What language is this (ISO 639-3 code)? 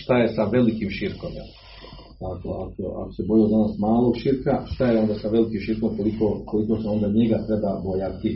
hrv